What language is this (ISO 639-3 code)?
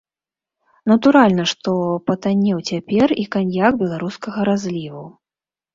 bel